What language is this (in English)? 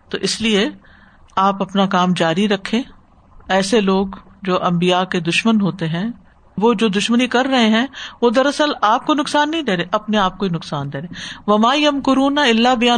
Urdu